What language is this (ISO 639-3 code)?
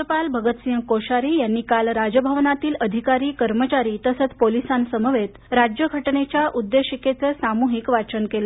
mar